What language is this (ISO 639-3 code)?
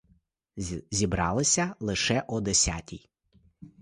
ukr